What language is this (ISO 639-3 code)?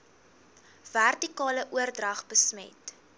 afr